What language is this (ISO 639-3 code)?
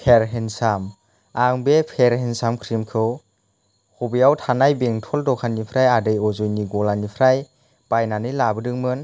brx